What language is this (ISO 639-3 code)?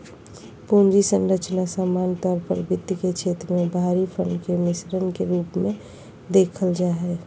mag